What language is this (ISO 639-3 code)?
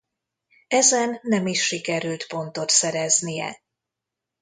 hun